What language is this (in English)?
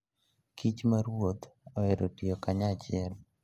Luo (Kenya and Tanzania)